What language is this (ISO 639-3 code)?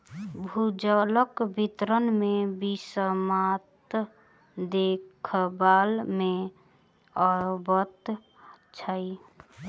mai